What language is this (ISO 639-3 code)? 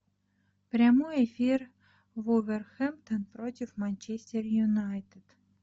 rus